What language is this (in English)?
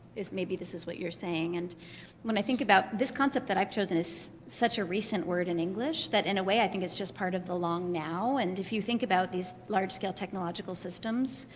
English